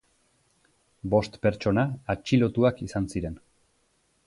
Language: Basque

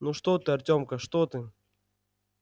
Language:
Russian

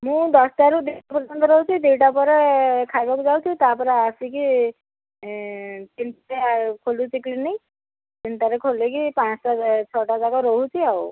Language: Odia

